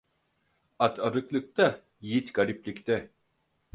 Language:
Turkish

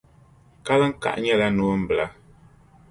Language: Dagbani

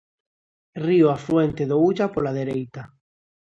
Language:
Galician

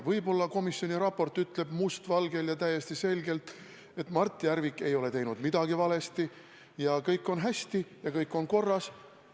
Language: Estonian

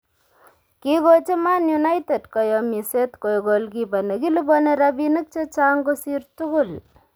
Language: Kalenjin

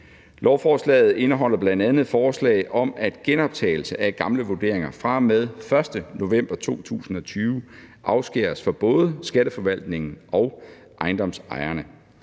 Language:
Danish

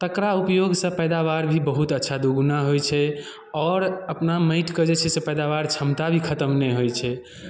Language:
Maithili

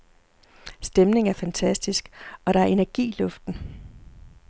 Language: Danish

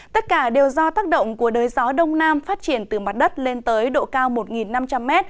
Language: Vietnamese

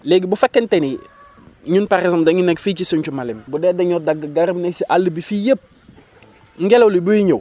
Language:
Wolof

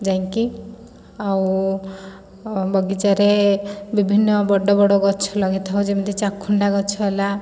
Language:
Odia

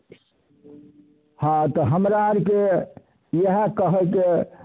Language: Maithili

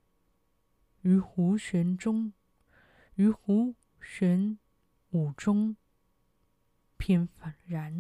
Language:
Chinese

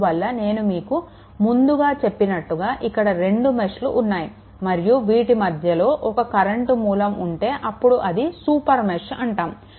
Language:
Telugu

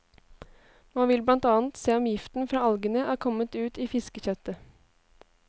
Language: Norwegian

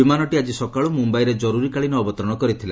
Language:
Odia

